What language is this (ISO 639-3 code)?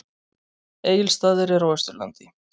isl